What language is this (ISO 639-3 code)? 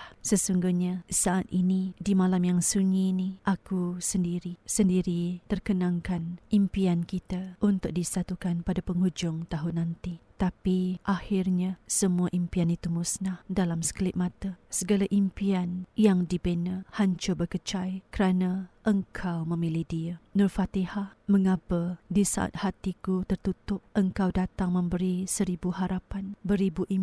msa